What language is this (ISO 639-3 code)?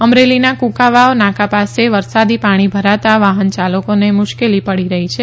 guj